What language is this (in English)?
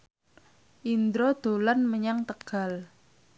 Javanese